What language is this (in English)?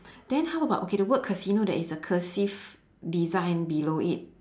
English